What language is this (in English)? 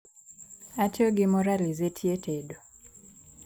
Luo (Kenya and Tanzania)